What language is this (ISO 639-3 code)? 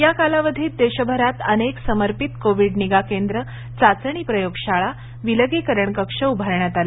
mar